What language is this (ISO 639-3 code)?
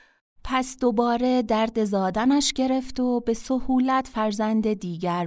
fas